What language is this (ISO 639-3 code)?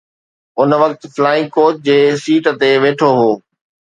snd